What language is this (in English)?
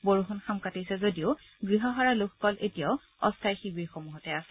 Assamese